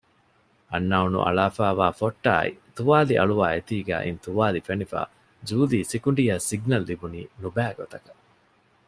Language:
Divehi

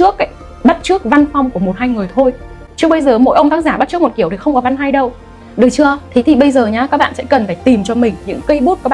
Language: Vietnamese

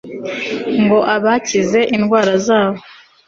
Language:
Kinyarwanda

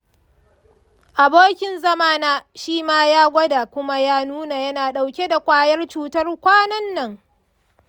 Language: Hausa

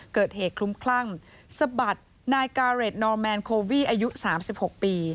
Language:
Thai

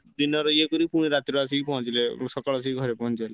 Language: Odia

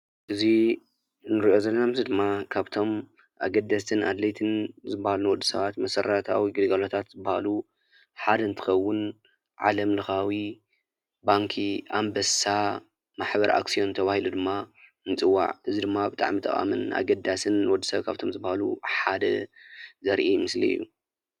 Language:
Tigrinya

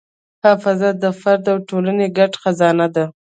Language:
Pashto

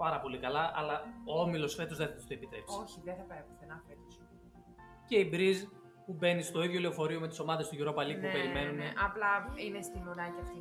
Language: Greek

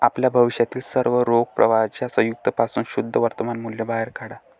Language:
Marathi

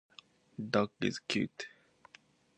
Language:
Japanese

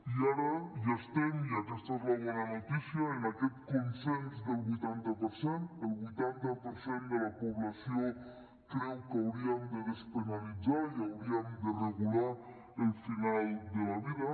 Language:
Catalan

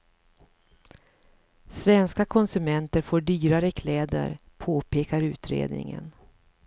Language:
Swedish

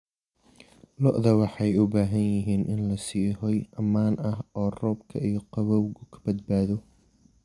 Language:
Somali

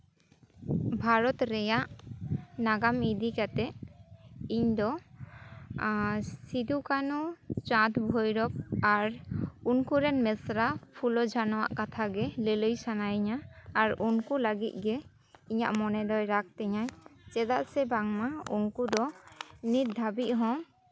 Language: Santali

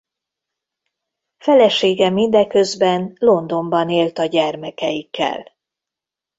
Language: Hungarian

